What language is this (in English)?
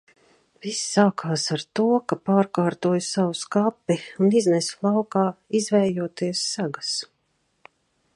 Latvian